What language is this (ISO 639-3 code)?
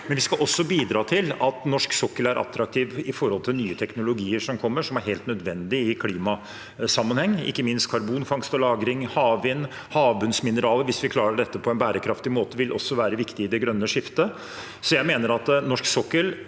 nor